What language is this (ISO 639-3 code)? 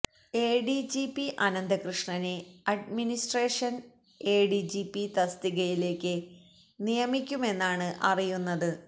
mal